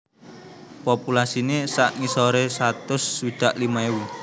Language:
Javanese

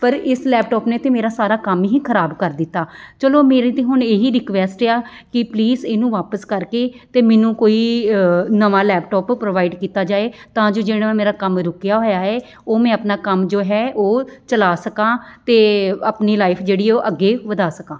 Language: Punjabi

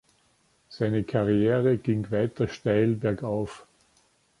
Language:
German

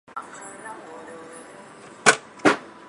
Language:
Chinese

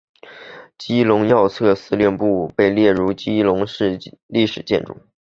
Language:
Chinese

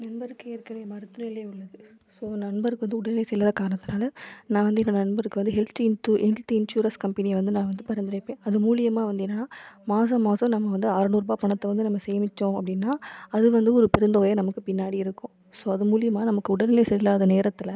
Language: Tamil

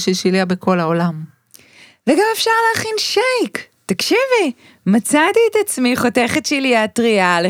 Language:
Hebrew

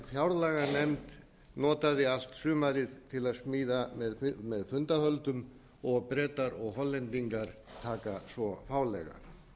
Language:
Icelandic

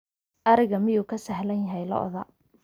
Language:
Somali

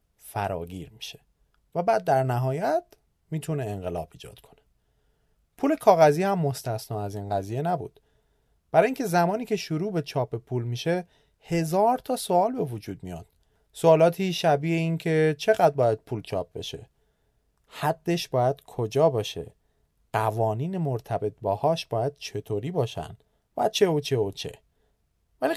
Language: Persian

